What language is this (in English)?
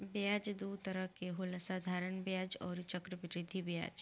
Bhojpuri